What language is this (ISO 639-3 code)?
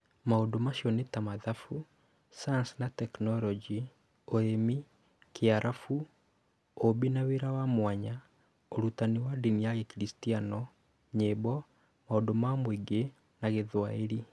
kik